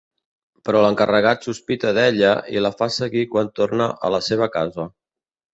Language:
Catalan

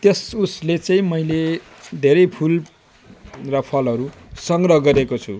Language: Nepali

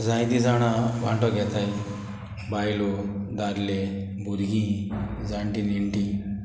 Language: Konkani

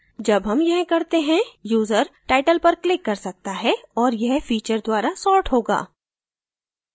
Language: Hindi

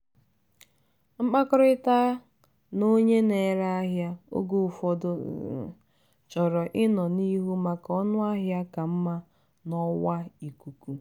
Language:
Igbo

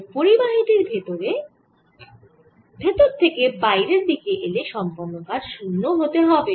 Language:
Bangla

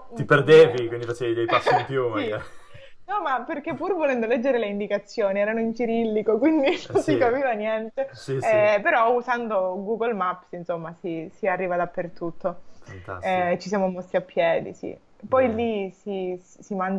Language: Italian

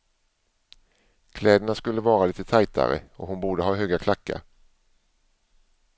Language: Swedish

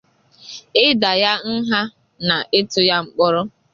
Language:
Igbo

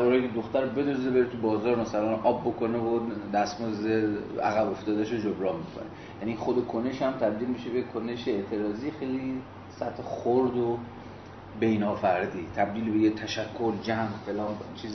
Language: Persian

